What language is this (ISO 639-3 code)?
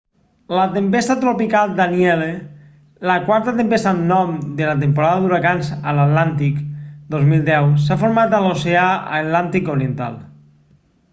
cat